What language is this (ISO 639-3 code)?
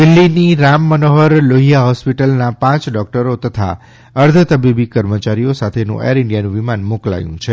guj